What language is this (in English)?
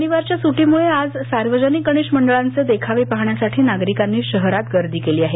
Marathi